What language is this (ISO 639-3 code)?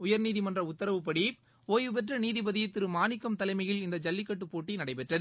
tam